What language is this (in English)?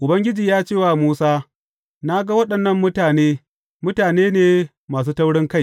Hausa